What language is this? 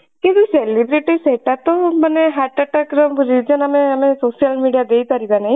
Odia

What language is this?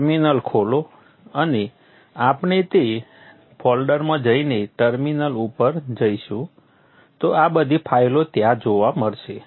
Gujarati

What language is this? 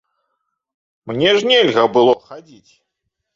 Belarusian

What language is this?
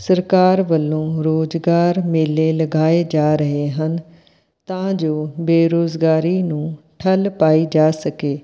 Punjabi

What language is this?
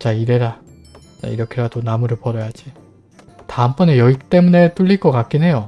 Korean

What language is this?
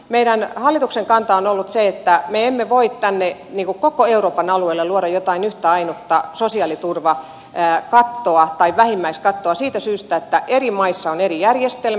Finnish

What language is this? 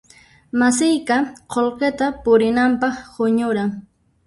Puno Quechua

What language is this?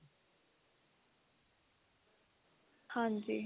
Punjabi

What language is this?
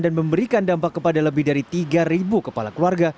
Indonesian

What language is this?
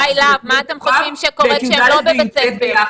Hebrew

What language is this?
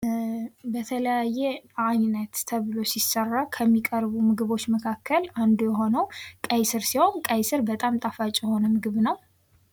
Amharic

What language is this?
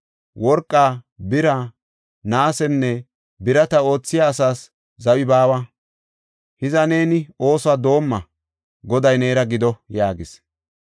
Gofa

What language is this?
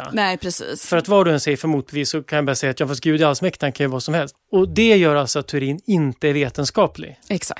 Swedish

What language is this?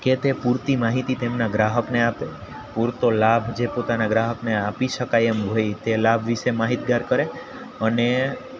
Gujarati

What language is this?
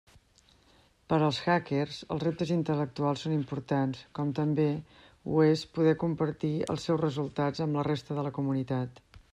Catalan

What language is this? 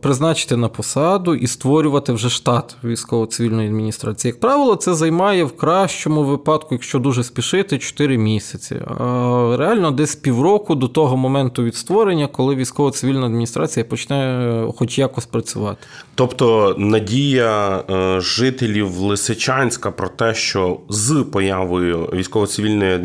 Ukrainian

